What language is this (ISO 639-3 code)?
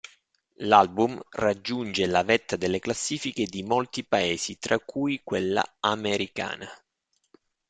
ita